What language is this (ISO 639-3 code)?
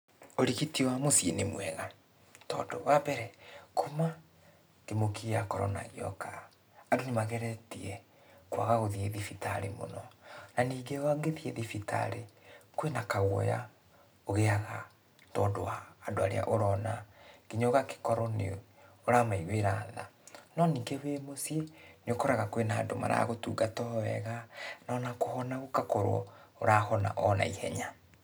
kik